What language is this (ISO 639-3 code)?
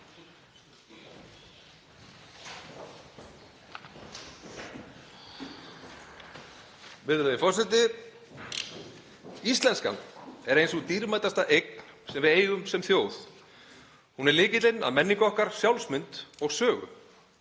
isl